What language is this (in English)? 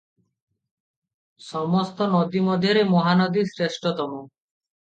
Odia